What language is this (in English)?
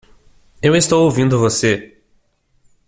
Portuguese